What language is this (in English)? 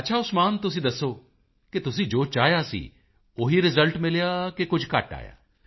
Punjabi